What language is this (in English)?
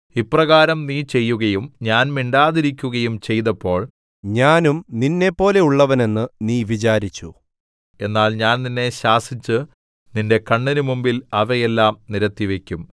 Malayalam